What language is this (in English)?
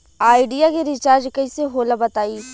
Bhojpuri